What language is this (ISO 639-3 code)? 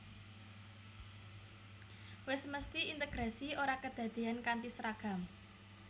jav